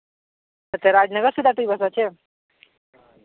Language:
Santali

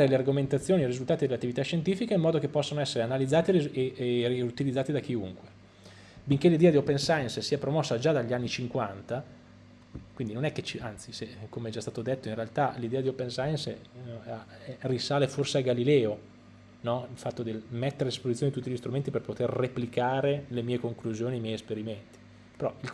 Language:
Italian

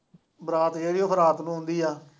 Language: Punjabi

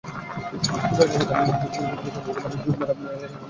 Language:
Bangla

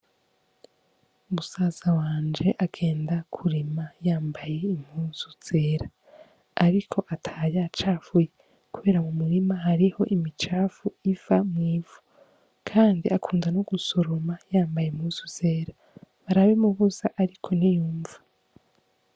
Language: Rundi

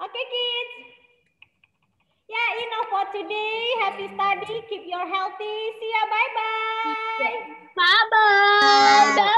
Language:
Indonesian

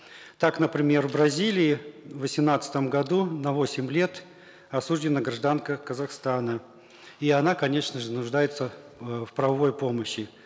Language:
Kazakh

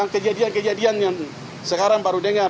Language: Indonesian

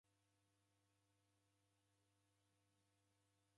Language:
Taita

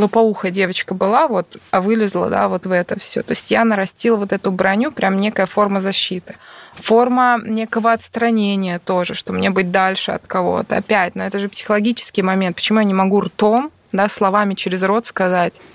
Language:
Russian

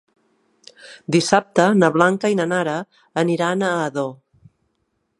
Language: Catalan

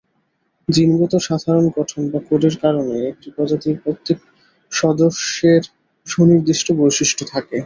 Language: Bangla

